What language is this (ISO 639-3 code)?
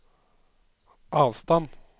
nor